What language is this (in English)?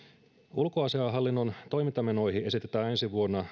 Finnish